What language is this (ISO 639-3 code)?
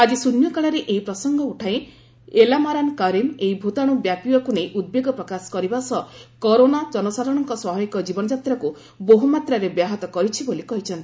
ori